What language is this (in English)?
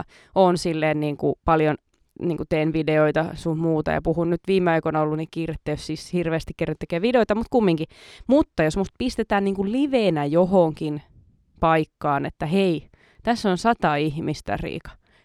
Finnish